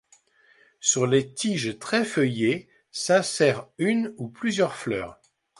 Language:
French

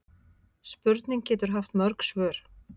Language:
Icelandic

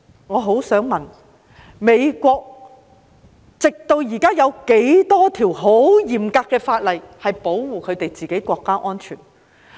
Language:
Cantonese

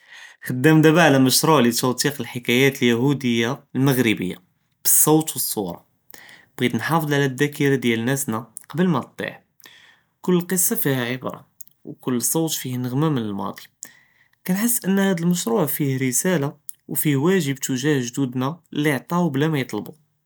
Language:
Judeo-Arabic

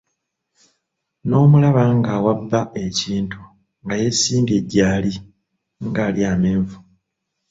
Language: Ganda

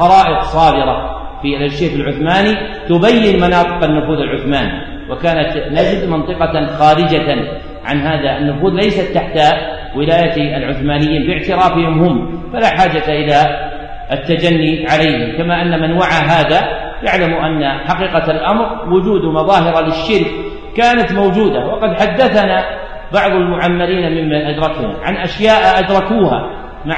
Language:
Arabic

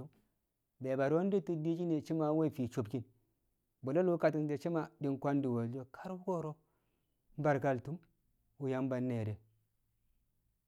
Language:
Kamo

